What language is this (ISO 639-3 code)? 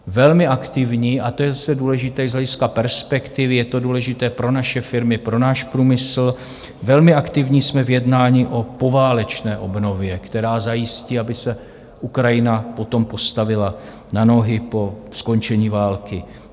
ces